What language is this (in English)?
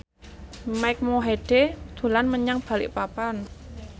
Javanese